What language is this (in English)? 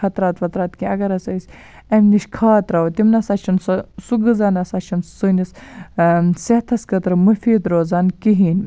Kashmiri